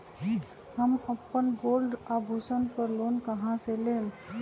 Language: Magahi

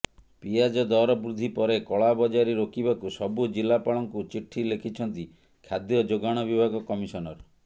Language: Odia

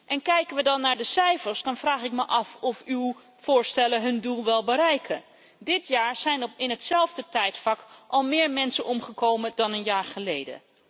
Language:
Dutch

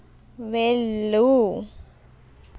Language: Telugu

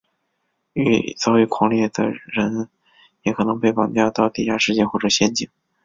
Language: Chinese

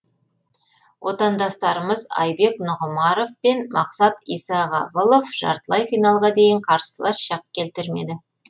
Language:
Kazakh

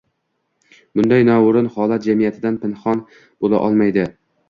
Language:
Uzbek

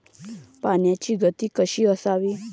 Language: Marathi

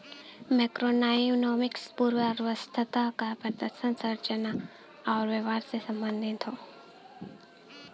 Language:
Bhojpuri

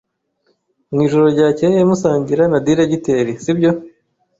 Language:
Kinyarwanda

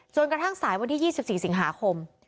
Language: Thai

